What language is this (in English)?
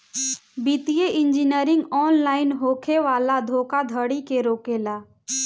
Bhojpuri